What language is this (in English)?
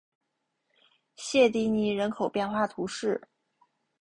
Chinese